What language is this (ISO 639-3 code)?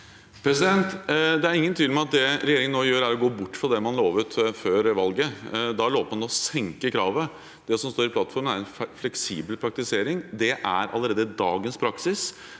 nor